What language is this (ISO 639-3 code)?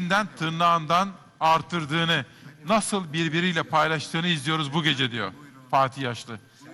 tur